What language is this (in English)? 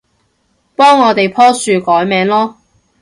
Cantonese